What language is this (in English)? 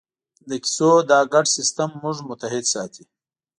Pashto